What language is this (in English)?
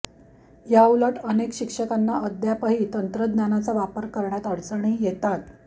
Marathi